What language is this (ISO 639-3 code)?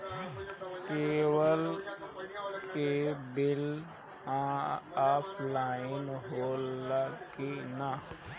bho